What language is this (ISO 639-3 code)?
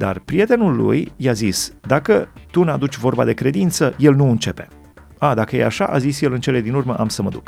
ron